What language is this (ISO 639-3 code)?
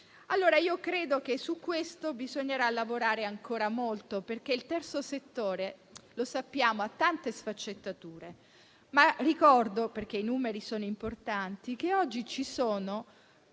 ita